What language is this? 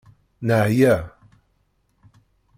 Kabyle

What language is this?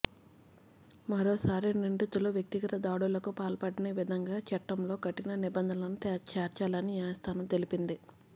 Telugu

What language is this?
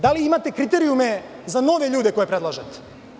Serbian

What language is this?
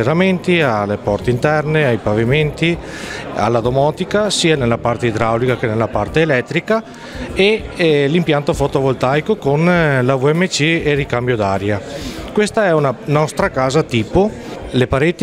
Italian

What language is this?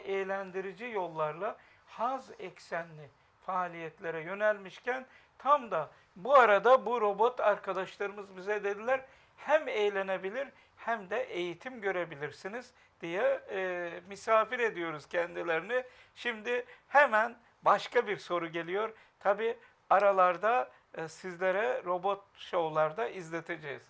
Turkish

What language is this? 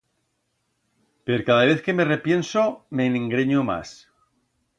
Aragonese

